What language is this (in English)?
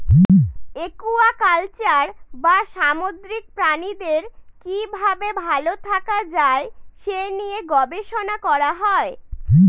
Bangla